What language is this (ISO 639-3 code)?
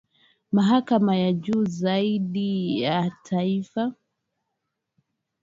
swa